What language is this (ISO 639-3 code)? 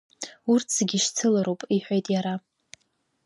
abk